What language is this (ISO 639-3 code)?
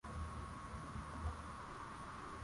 swa